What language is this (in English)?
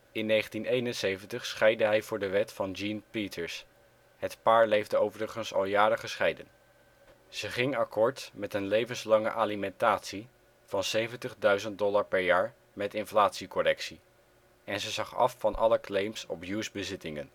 Dutch